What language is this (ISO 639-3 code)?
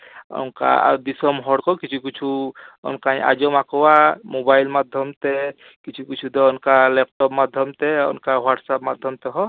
sat